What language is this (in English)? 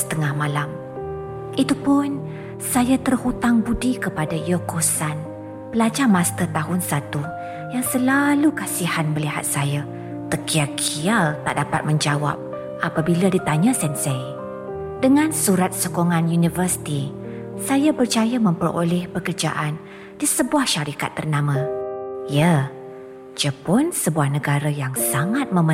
Malay